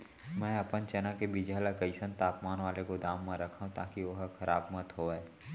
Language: Chhattisgarhi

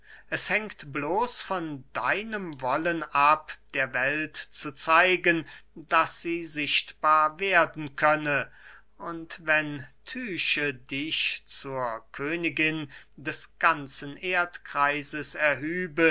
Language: German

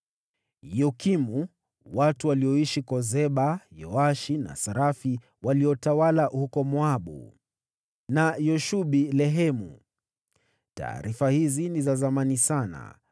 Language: Swahili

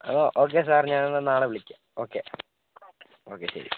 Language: Malayalam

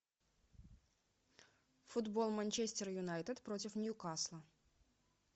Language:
Russian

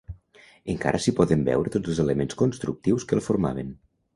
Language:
Catalan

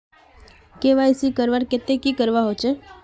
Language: Magahi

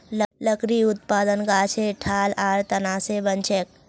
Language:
Magahi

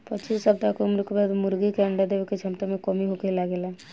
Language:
Bhojpuri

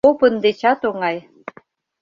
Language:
Mari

